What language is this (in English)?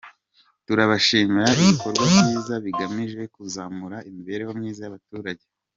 Kinyarwanda